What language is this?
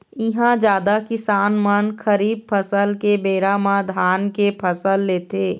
Chhattisgarhi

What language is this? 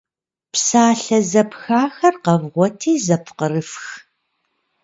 Kabardian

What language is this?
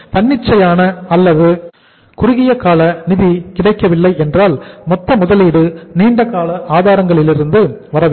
Tamil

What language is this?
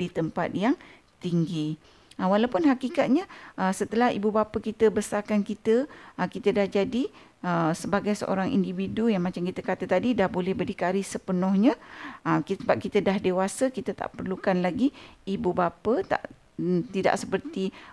Malay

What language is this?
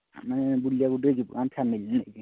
Odia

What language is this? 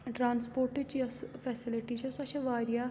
Kashmiri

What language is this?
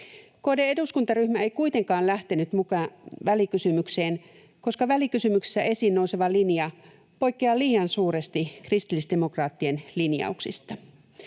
Finnish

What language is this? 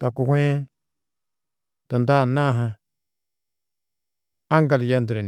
Tedaga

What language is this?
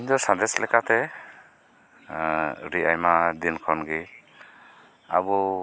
Santali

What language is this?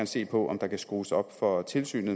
Danish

